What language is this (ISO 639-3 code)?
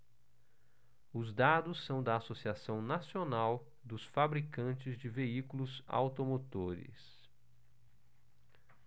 por